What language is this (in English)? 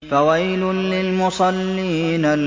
Arabic